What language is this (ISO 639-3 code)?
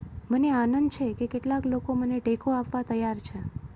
guj